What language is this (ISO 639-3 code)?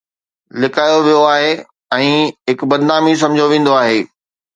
snd